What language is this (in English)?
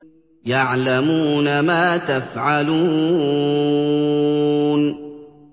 Arabic